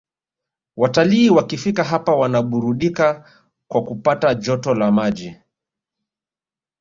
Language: Swahili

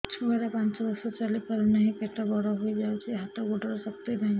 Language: Odia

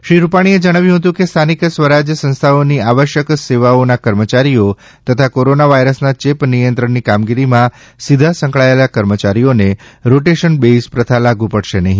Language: Gujarati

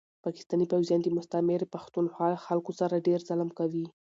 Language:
Pashto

